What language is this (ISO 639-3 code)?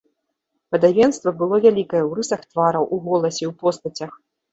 bel